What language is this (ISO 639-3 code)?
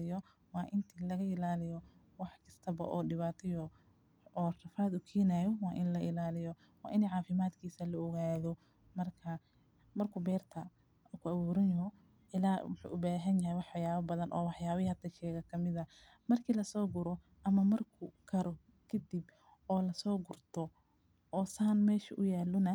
som